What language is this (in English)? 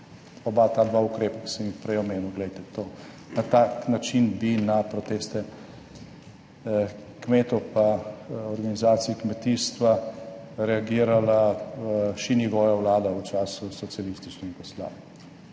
Slovenian